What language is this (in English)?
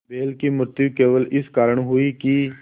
Hindi